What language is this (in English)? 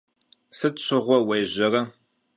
Kabardian